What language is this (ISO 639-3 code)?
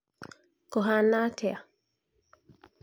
kik